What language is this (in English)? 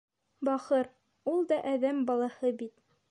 Bashkir